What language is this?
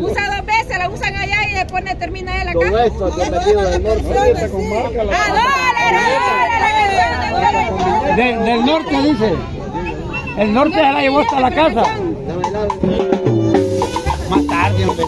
Spanish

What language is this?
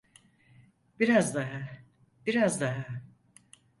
Turkish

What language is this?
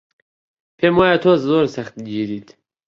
Central Kurdish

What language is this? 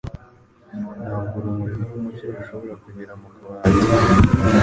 Kinyarwanda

